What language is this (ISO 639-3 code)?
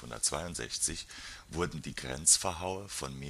deu